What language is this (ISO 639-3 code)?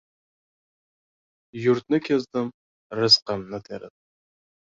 uzb